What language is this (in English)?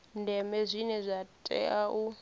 Venda